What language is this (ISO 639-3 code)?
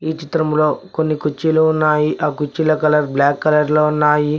tel